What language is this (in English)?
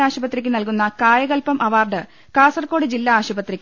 Malayalam